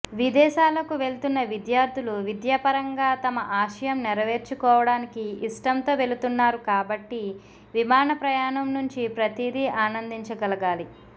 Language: Telugu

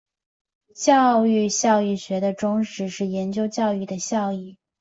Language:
Chinese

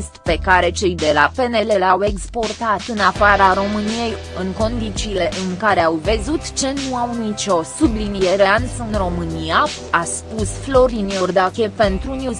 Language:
Romanian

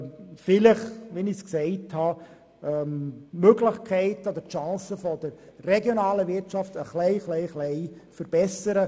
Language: Swiss German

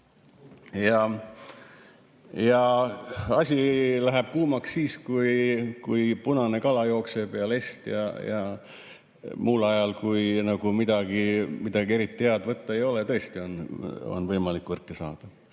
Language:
Estonian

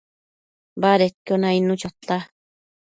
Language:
Matsés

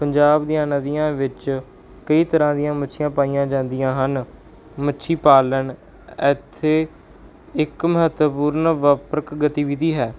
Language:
Punjabi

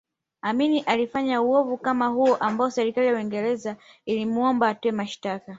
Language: Swahili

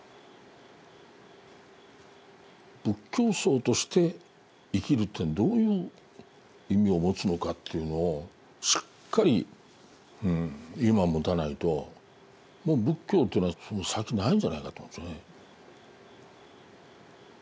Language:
Japanese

